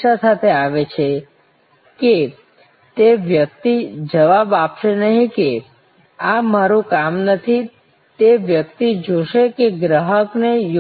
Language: Gujarati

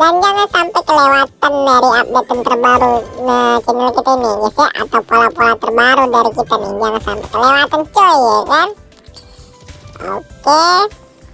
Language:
Indonesian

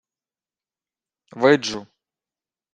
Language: Ukrainian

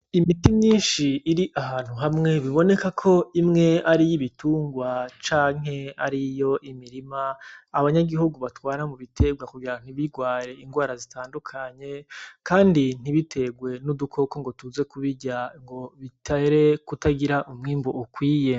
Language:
Rundi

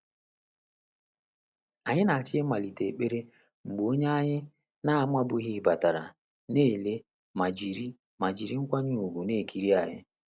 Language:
Igbo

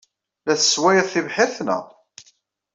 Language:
Kabyle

